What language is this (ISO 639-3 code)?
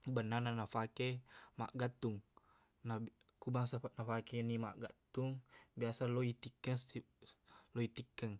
bug